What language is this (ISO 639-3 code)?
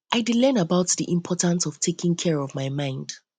pcm